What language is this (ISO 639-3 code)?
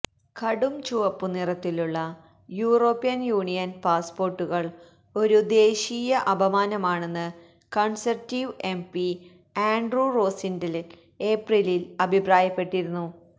mal